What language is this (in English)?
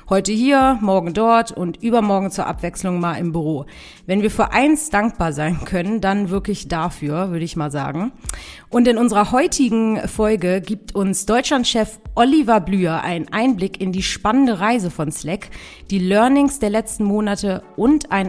German